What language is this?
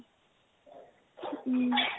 Assamese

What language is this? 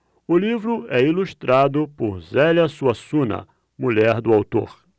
Portuguese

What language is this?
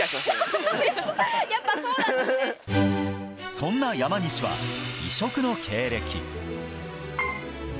Japanese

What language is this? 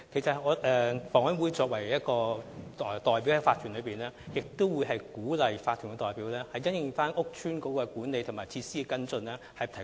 Cantonese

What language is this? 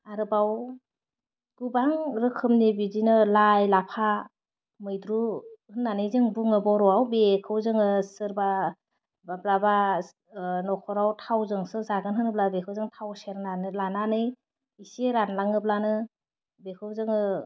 Bodo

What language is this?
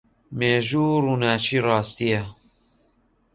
Central Kurdish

